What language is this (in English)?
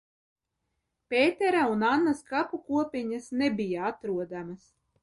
Latvian